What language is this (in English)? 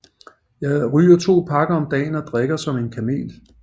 Danish